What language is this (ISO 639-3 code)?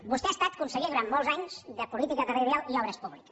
cat